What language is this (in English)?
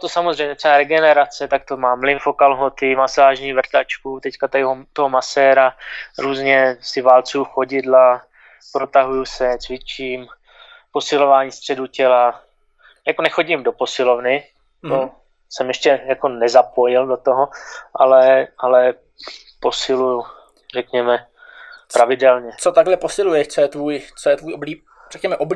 Czech